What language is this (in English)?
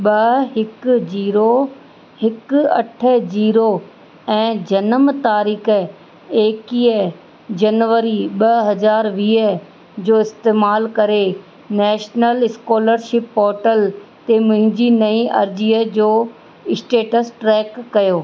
Sindhi